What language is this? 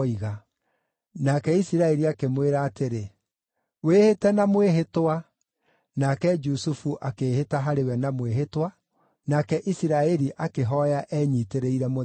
Kikuyu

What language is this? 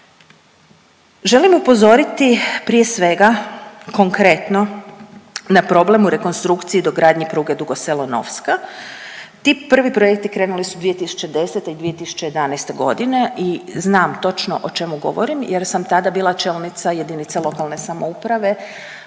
Croatian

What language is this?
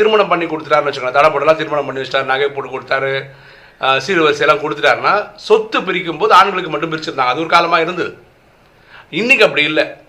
Tamil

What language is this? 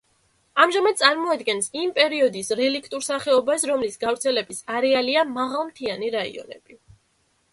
Georgian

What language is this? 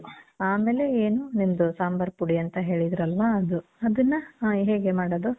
Kannada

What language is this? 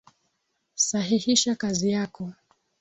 Swahili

